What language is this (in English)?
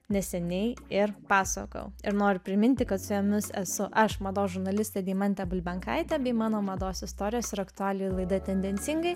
Lithuanian